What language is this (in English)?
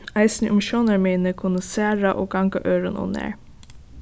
Faroese